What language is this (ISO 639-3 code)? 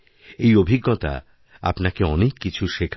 ben